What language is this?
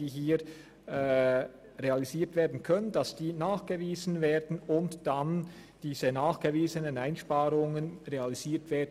Swiss German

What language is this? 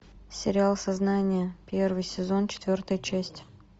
Russian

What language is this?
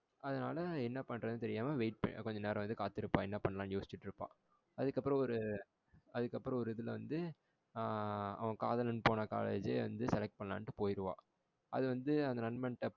Tamil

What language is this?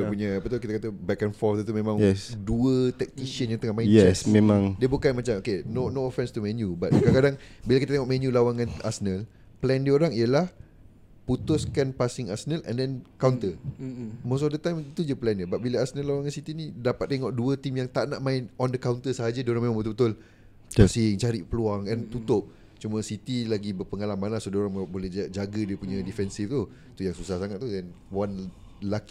Malay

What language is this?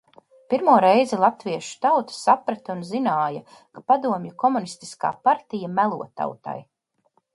Latvian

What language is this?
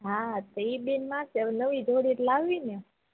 Gujarati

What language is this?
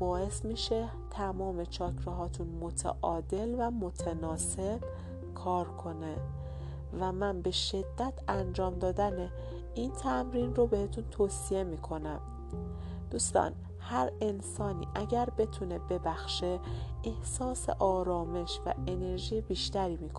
Persian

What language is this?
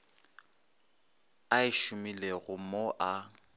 Northern Sotho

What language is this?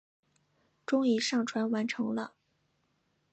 Chinese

